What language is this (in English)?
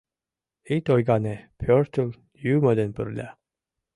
Mari